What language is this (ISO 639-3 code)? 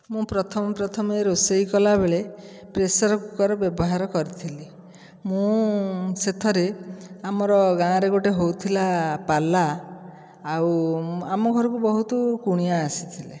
ori